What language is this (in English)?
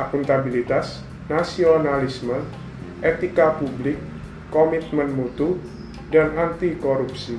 Indonesian